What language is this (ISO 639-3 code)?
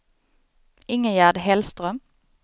swe